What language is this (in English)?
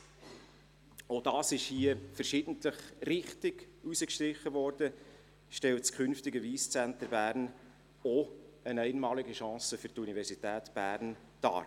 Swiss German